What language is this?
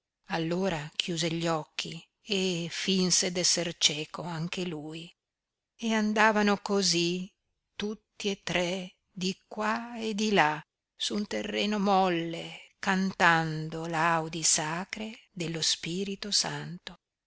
Italian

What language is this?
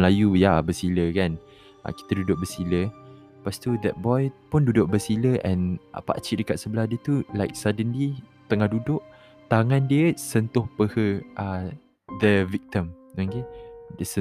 Malay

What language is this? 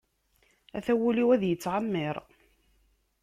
Kabyle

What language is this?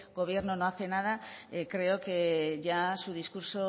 Spanish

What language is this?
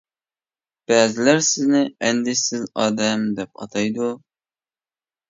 Uyghur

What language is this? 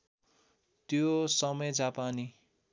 Nepali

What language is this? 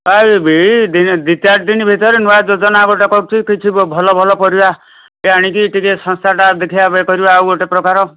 Odia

